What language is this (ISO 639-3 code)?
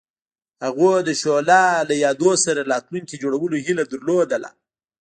pus